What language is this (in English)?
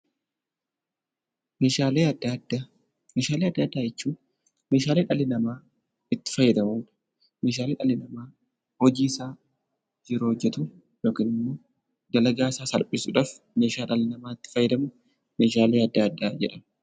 Oromo